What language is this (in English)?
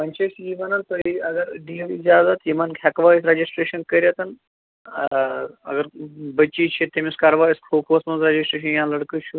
Kashmiri